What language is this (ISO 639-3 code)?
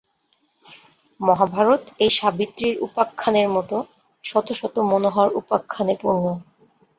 ben